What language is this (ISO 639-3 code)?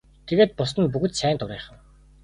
mon